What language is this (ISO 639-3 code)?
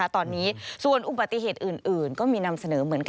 tha